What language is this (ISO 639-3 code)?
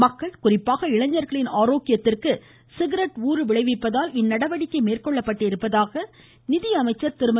tam